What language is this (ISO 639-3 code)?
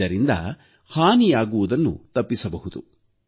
kan